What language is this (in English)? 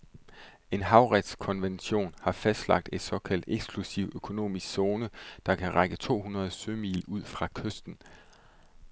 Danish